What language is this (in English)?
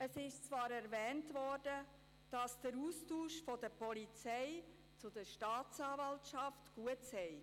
Swiss German